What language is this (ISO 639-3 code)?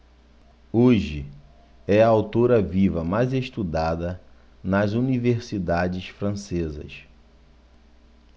por